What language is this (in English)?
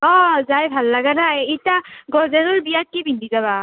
Assamese